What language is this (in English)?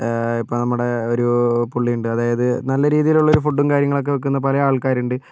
Malayalam